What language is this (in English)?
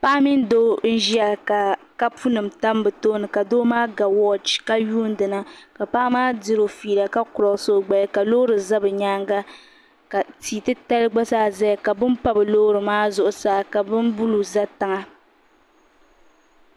Dagbani